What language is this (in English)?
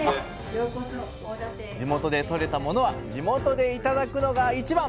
Japanese